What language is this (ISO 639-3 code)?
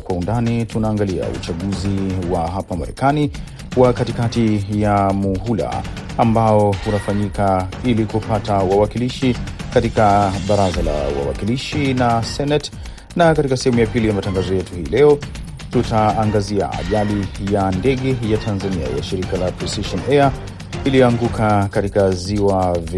swa